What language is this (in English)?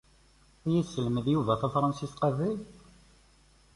Kabyle